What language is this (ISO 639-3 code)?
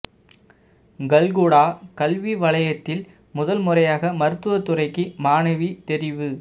tam